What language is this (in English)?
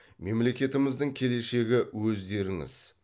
Kazakh